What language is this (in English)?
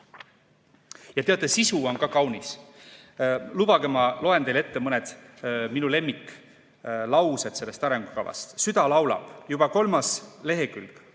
Estonian